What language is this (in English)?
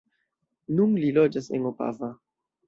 Esperanto